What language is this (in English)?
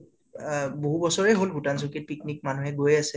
Assamese